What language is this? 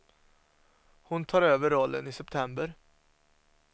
Swedish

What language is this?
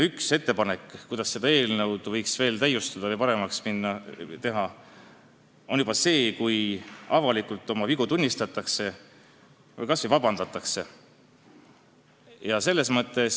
Estonian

